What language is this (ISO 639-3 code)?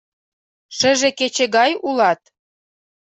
chm